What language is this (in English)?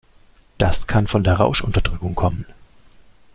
German